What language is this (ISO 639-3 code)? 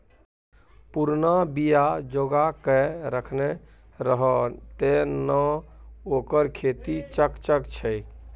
mai